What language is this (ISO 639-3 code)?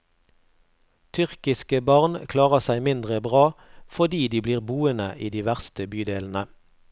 nor